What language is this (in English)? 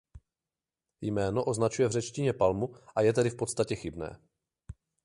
Czech